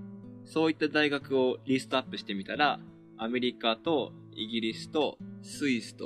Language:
Japanese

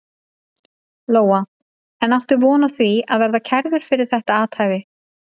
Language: Icelandic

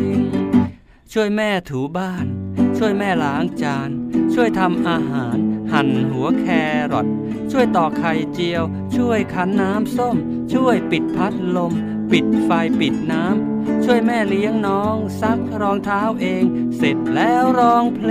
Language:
Thai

